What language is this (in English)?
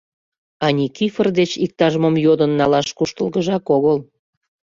Mari